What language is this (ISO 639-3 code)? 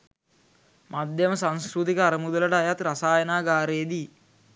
sin